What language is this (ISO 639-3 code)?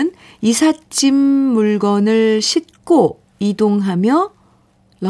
kor